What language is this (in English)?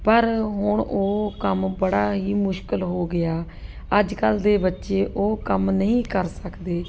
Punjabi